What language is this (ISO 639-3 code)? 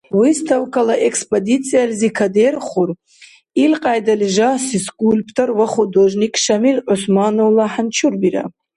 dar